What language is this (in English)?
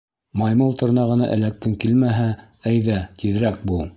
Bashkir